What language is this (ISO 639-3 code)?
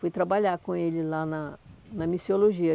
por